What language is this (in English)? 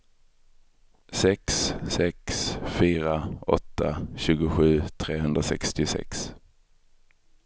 Swedish